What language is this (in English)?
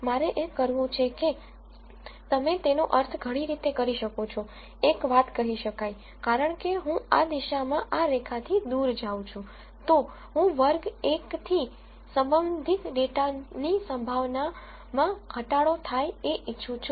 Gujarati